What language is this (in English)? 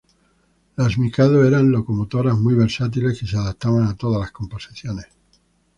Spanish